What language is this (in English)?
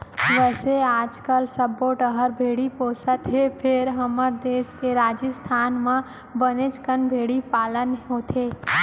Chhattisgarhi